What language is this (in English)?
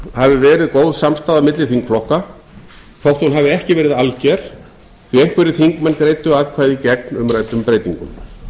Icelandic